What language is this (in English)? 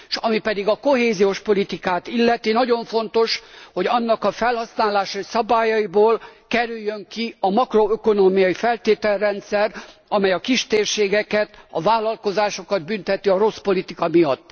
Hungarian